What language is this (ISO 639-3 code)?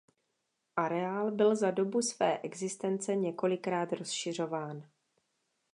ces